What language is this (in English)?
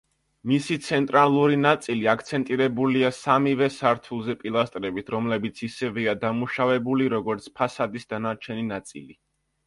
Georgian